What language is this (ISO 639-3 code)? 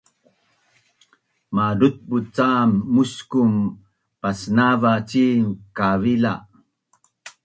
bnn